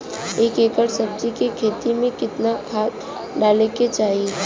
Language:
Bhojpuri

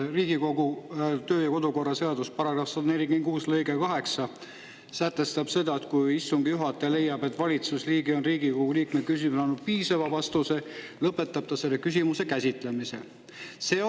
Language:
Estonian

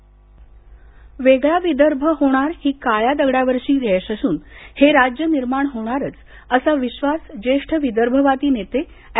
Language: Marathi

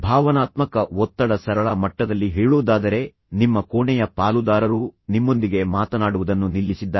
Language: Kannada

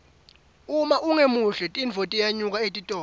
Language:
Swati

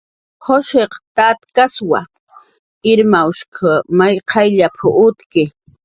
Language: Jaqaru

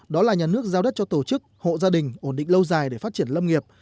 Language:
Vietnamese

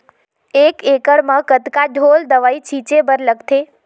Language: Chhattisgarhi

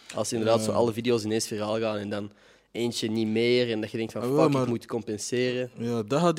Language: Dutch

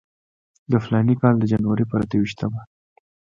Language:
Pashto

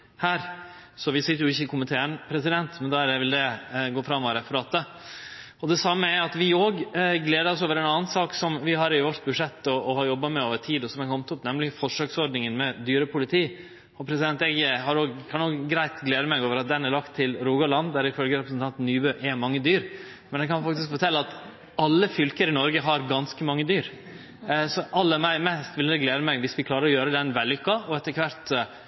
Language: Norwegian Nynorsk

